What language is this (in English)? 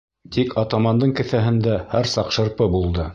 Bashkir